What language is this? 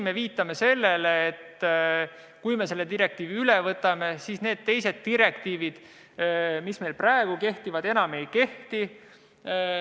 Estonian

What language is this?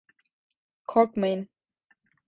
Turkish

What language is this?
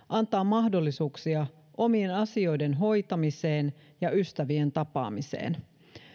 Finnish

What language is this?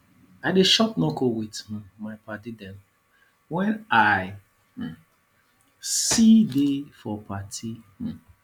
Nigerian Pidgin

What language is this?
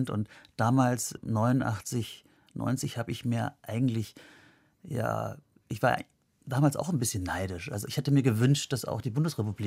German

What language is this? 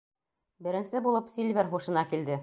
Bashkir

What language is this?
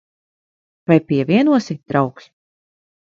Latvian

